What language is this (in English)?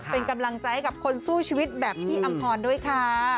Thai